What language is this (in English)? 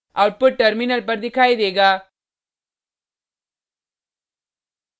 Hindi